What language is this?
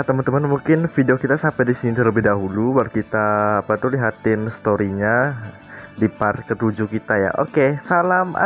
Indonesian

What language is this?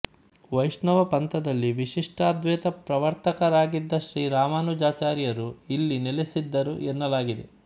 Kannada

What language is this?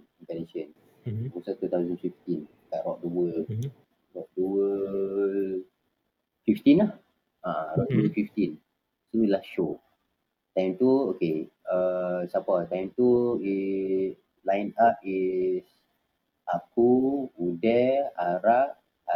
Malay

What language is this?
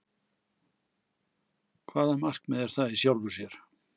Icelandic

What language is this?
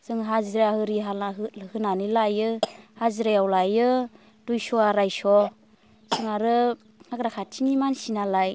Bodo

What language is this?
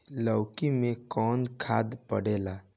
Bhojpuri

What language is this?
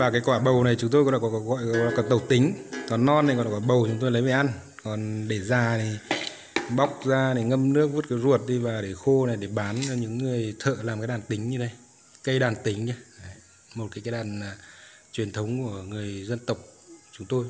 Vietnamese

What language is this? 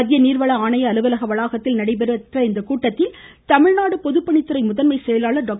Tamil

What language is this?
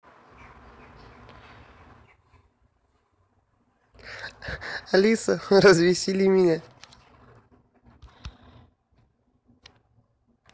Russian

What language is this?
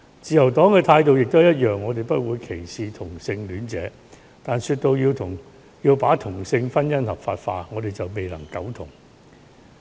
Cantonese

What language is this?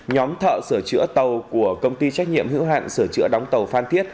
Vietnamese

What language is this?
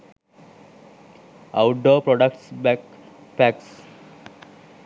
Sinhala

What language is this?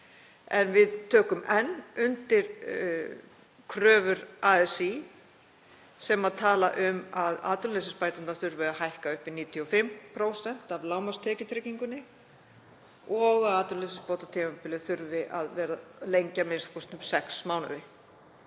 Icelandic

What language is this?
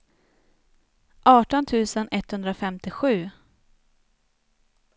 Swedish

